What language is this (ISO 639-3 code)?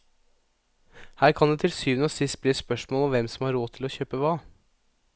nor